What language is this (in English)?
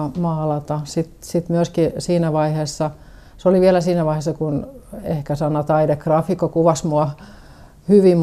Finnish